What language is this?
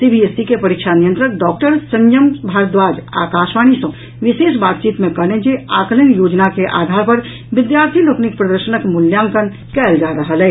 Maithili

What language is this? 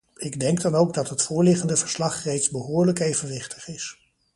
Dutch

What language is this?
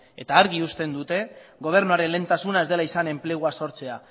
Basque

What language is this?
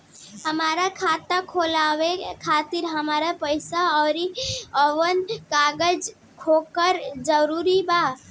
Bhojpuri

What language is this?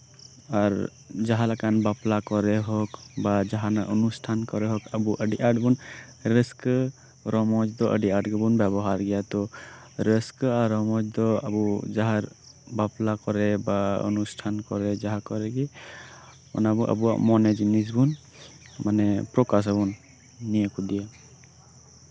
Santali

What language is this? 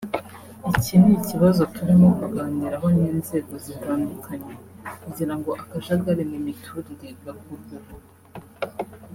Kinyarwanda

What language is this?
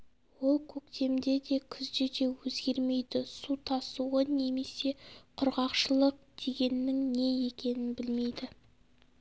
Kazakh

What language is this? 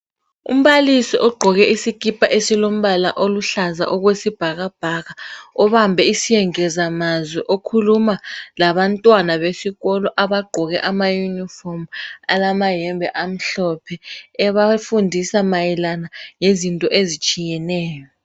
North Ndebele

